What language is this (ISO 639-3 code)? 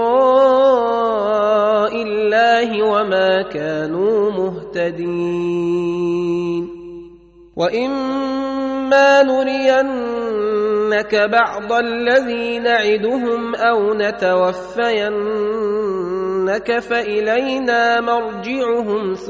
ara